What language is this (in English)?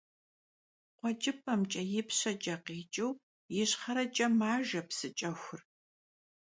Kabardian